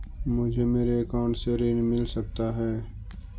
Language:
Magahi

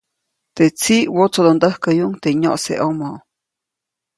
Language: Copainalá Zoque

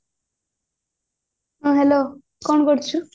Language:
Odia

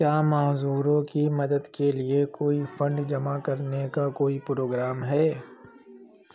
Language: Urdu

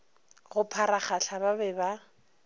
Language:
Northern Sotho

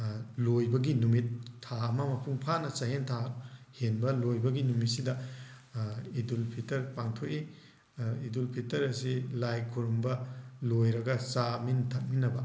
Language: Manipuri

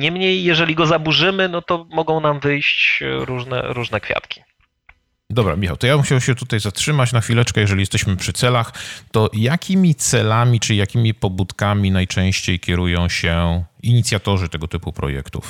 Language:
Polish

